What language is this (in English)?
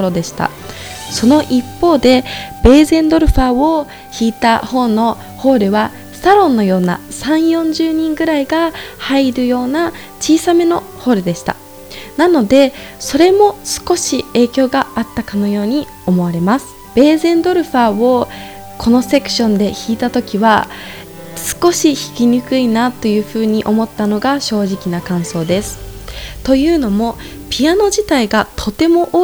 Japanese